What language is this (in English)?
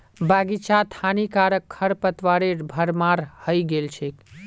Magahi